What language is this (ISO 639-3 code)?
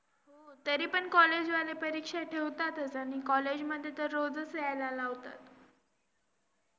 mar